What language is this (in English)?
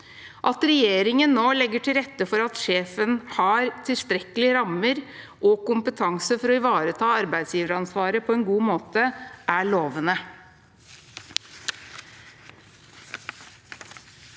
Norwegian